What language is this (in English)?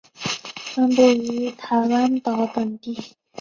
Chinese